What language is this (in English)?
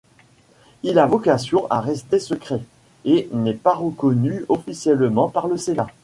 French